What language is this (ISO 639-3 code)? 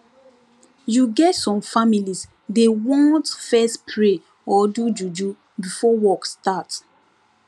pcm